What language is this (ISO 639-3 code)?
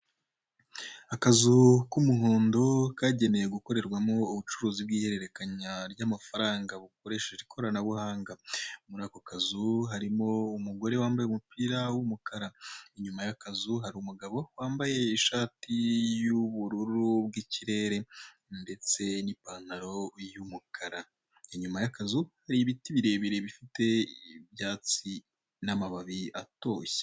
kin